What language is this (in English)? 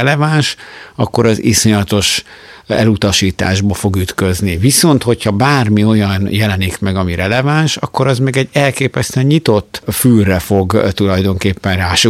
Hungarian